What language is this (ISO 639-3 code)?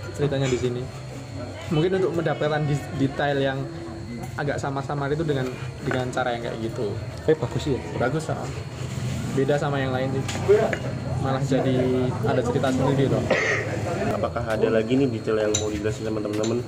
ind